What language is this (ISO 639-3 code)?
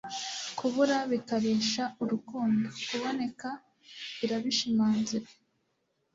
kin